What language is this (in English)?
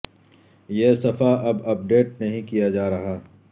Urdu